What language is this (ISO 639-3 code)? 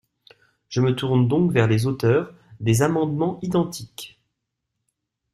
fra